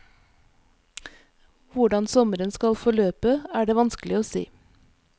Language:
Norwegian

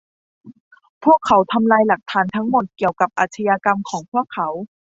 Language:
Thai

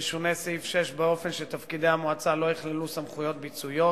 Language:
Hebrew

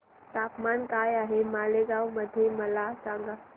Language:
Marathi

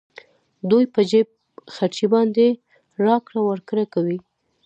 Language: Pashto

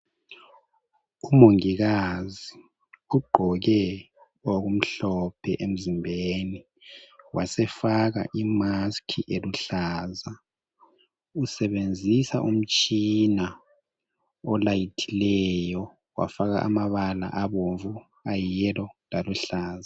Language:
North Ndebele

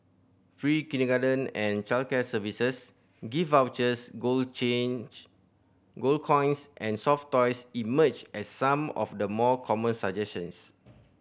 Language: English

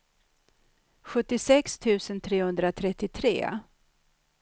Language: Swedish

